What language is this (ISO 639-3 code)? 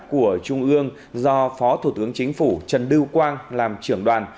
vie